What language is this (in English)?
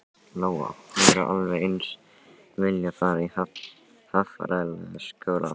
Icelandic